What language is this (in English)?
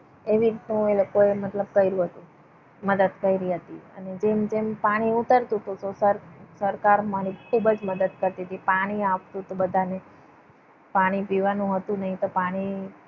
Gujarati